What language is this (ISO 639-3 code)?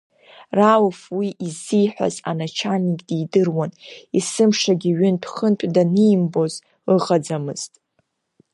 abk